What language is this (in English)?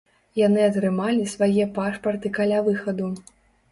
Belarusian